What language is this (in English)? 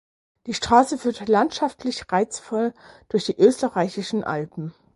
German